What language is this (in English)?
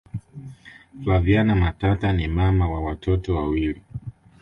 Swahili